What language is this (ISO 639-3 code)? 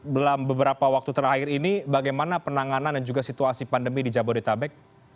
ind